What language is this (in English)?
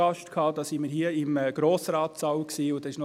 Swiss German